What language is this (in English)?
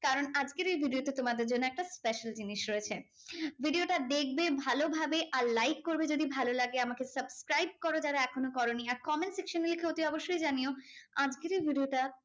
Bangla